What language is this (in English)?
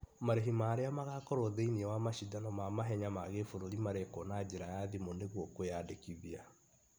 Kikuyu